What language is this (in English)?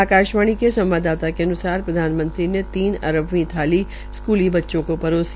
Hindi